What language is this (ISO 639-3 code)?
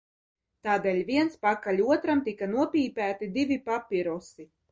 lav